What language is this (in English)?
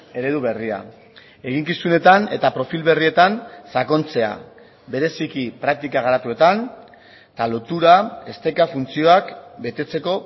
Basque